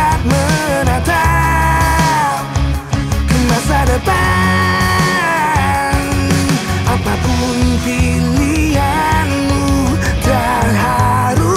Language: Indonesian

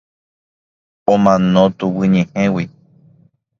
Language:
Guarani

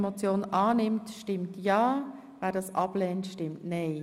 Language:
Swiss German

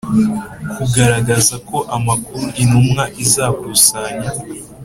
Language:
Kinyarwanda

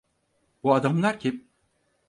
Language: Turkish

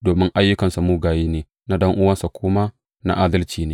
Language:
Hausa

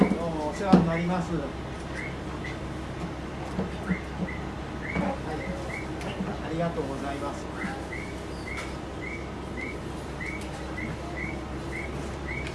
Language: Japanese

